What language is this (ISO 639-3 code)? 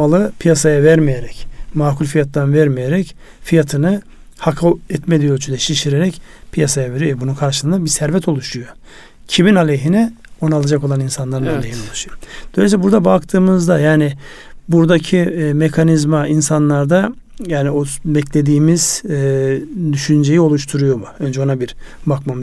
tur